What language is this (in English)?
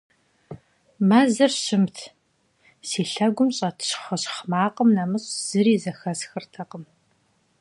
Kabardian